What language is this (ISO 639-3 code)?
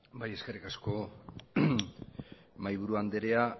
eus